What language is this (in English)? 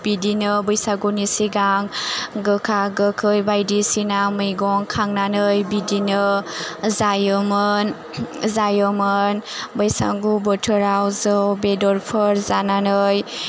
Bodo